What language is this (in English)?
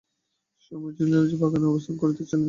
Bangla